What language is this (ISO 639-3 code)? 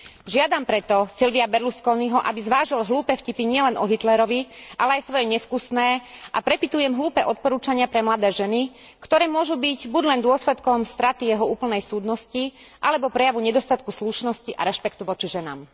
slk